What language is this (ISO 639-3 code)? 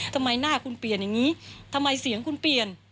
tha